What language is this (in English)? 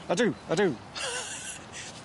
Welsh